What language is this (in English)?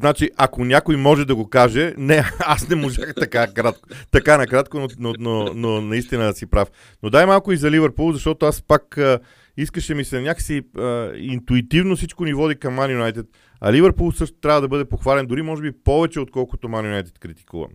Bulgarian